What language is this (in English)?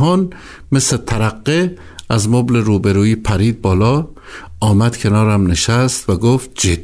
Persian